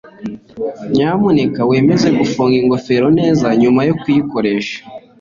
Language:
Kinyarwanda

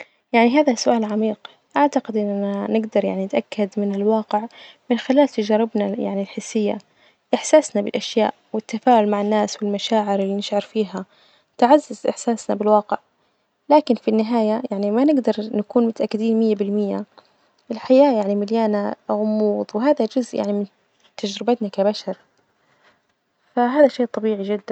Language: Najdi Arabic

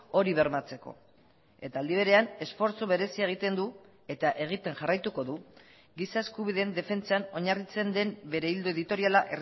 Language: Basque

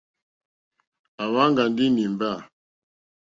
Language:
Mokpwe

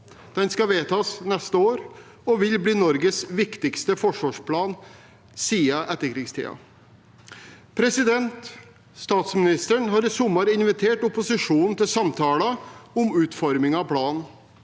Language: Norwegian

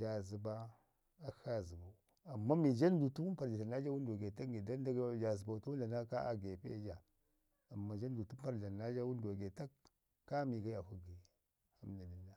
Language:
Ngizim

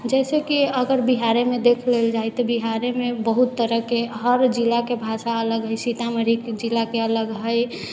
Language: Maithili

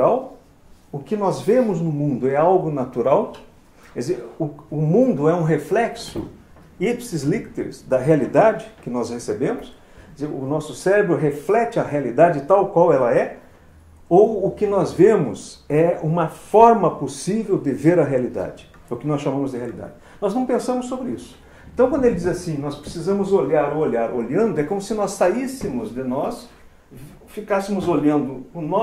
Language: Portuguese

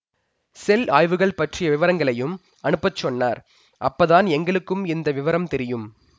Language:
Tamil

